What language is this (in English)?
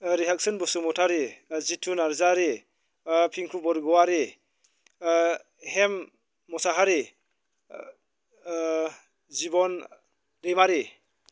Bodo